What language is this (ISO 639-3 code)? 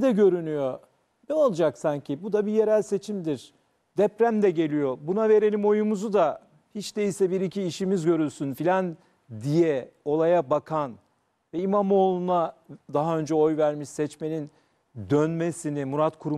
tur